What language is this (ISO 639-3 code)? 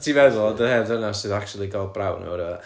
cym